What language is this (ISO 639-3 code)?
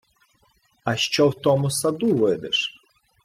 ukr